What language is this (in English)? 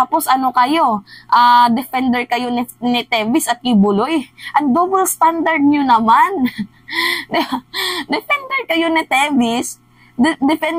Filipino